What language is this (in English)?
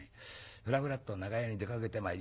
Japanese